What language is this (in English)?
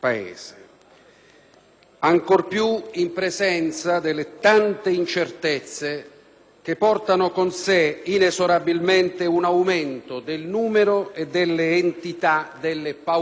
Italian